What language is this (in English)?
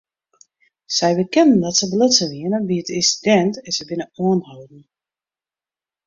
Western Frisian